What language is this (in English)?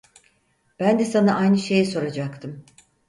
Turkish